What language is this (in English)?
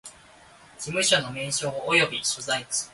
Japanese